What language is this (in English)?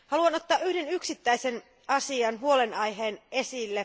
Finnish